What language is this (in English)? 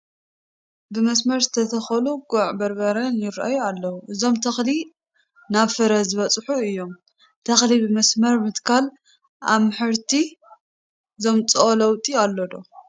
Tigrinya